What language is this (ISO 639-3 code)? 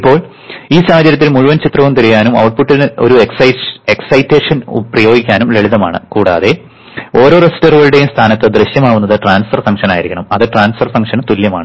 mal